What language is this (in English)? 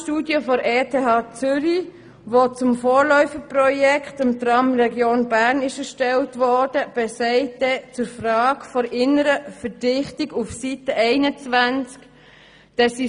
Swiss German